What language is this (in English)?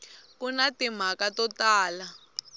Tsonga